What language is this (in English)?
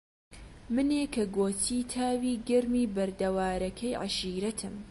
Central Kurdish